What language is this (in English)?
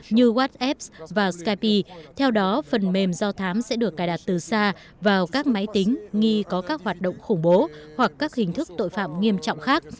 Vietnamese